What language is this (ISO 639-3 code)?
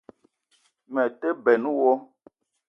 eto